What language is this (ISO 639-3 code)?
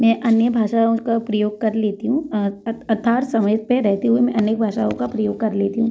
hin